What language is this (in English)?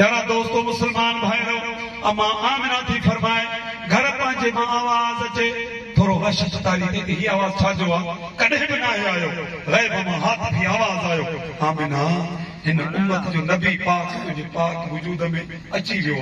Arabic